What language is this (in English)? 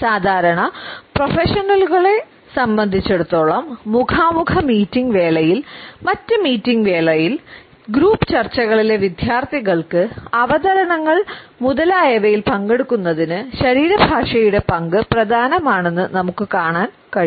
Malayalam